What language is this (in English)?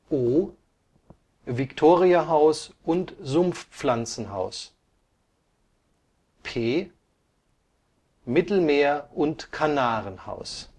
German